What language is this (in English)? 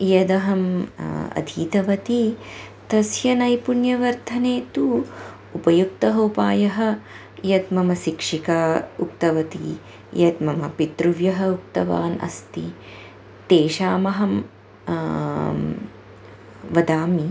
Sanskrit